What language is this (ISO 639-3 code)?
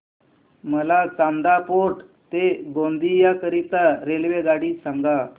mar